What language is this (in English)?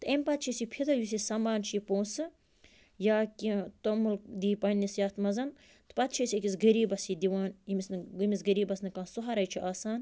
Kashmiri